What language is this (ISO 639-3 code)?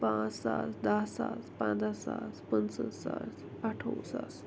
kas